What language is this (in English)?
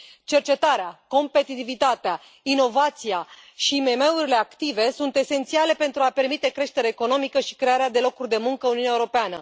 Romanian